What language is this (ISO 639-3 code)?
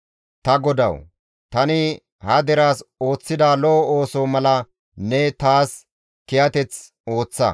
gmv